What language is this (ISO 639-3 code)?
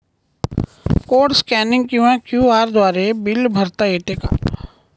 mar